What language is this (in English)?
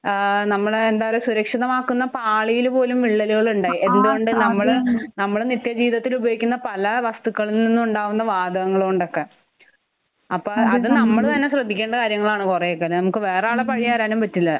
Malayalam